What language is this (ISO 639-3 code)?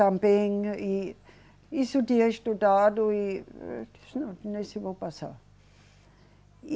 por